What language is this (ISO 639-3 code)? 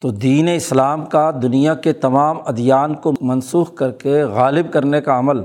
urd